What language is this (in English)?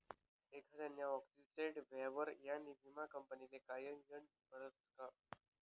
Marathi